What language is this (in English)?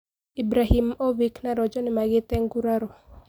Kikuyu